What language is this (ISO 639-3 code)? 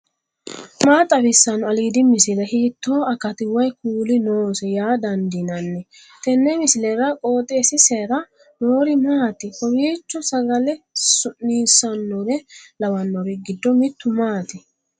sid